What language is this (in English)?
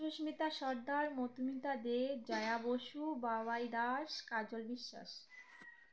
Bangla